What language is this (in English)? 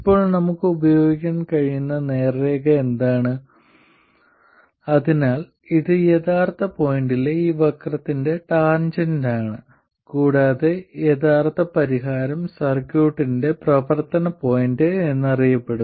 Malayalam